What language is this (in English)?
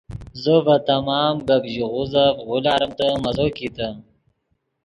Yidgha